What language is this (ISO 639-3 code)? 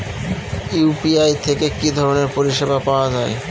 ben